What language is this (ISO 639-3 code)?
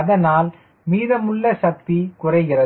tam